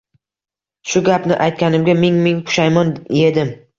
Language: Uzbek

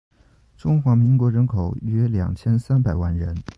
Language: Chinese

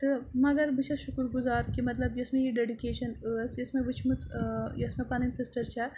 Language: Kashmiri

